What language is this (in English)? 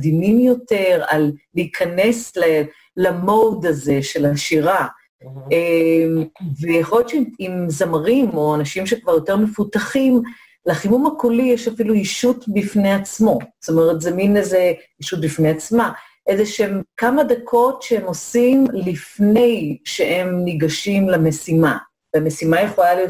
Hebrew